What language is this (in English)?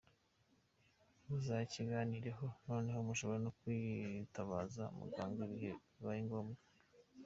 Kinyarwanda